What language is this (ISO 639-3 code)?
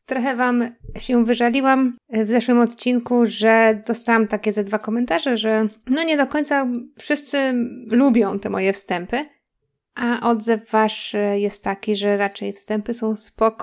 pol